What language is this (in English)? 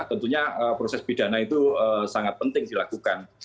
Indonesian